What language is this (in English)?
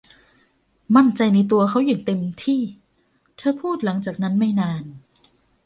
Thai